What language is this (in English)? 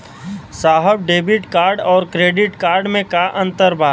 Bhojpuri